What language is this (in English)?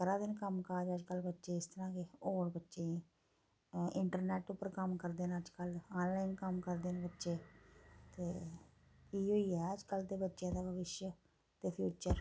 Dogri